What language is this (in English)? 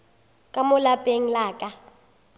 Northern Sotho